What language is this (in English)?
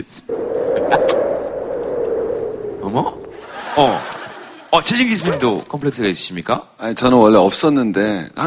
Korean